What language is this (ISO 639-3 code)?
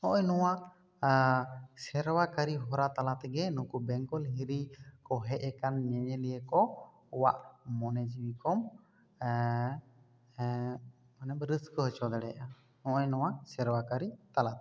sat